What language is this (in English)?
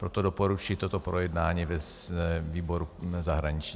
Czech